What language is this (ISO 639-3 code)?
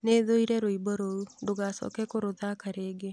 kik